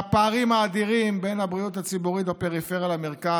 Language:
Hebrew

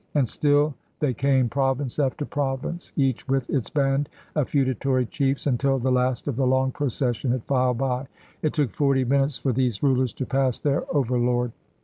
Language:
English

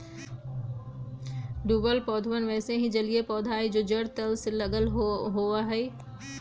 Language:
Magahi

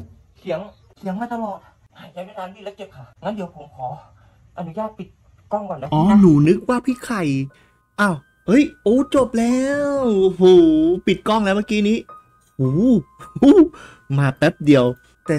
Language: Thai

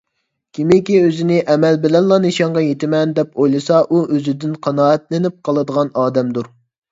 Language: Uyghur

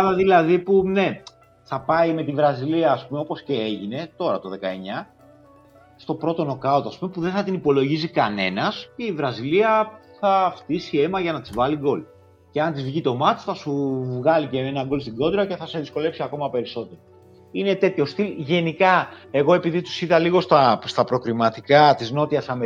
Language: Greek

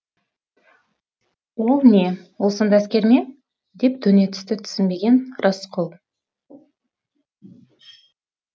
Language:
Kazakh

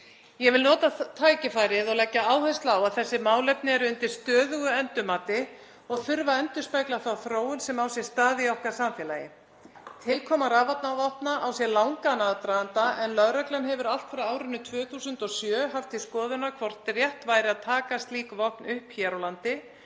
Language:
Icelandic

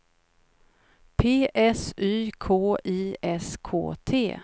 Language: Swedish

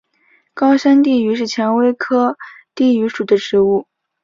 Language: Chinese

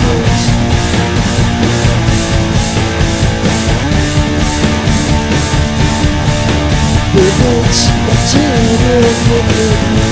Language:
Polish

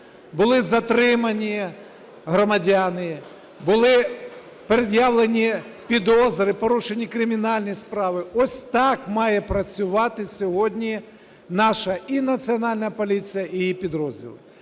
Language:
Ukrainian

